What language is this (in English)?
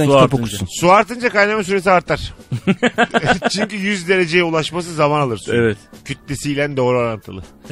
Turkish